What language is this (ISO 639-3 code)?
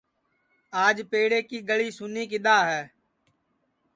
ssi